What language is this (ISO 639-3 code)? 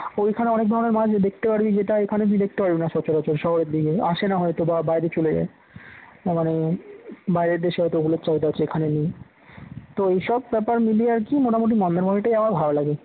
ben